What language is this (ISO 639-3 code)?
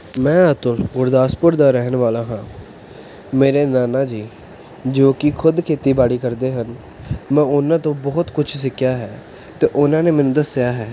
pan